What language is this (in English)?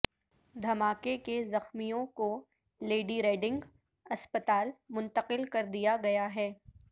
Urdu